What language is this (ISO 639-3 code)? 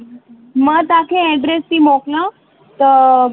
snd